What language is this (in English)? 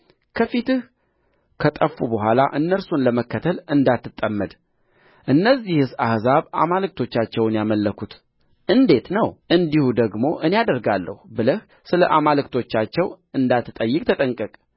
Amharic